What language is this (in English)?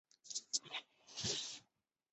Chinese